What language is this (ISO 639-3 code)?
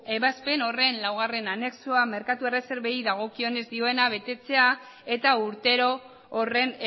eus